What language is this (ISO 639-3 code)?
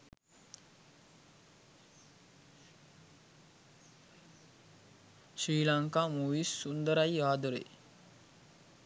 sin